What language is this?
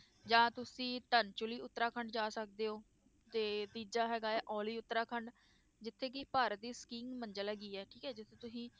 Punjabi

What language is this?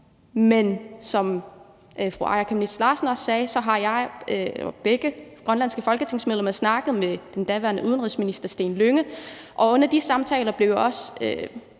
Danish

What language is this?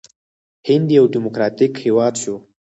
Pashto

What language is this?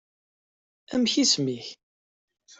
Kabyle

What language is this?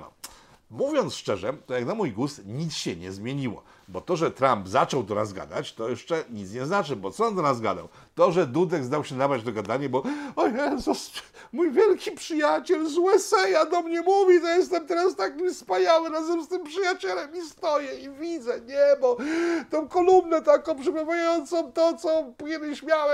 Polish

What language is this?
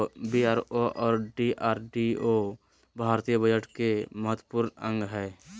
Magahi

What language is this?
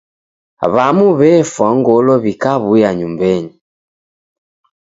Taita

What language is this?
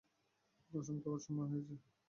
Bangla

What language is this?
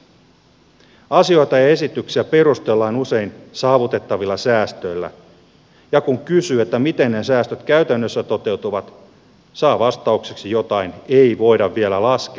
Finnish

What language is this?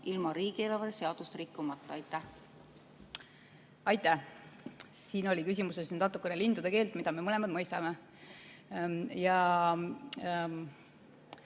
Estonian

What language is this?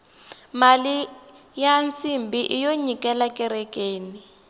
Tsonga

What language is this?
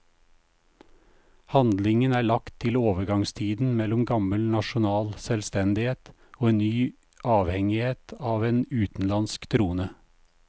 Norwegian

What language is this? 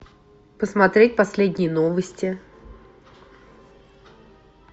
Russian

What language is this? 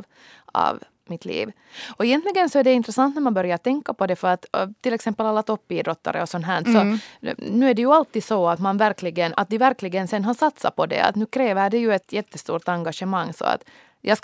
Swedish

